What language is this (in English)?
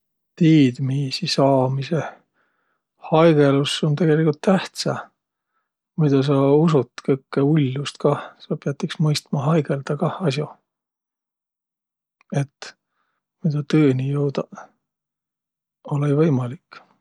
Võro